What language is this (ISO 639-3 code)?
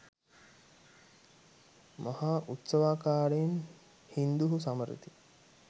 sin